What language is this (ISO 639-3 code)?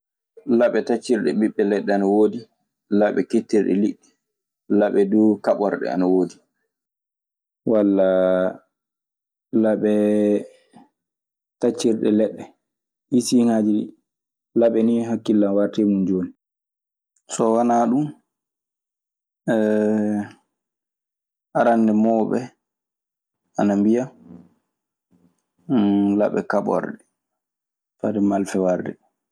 ffm